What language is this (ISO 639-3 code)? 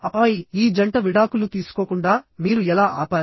tel